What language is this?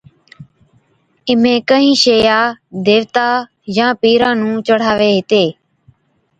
Od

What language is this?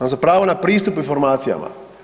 Croatian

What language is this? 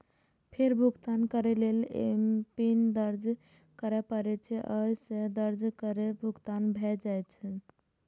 Maithili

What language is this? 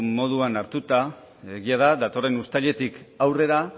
Basque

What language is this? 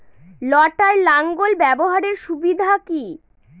Bangla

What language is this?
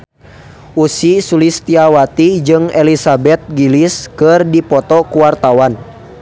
Sundanese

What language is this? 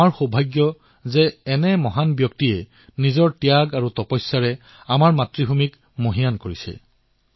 Assamese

